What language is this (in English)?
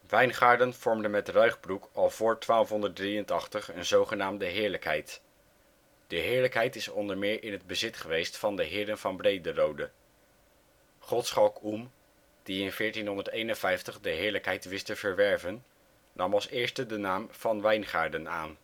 Dutch